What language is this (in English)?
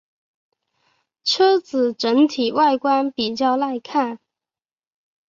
Chinese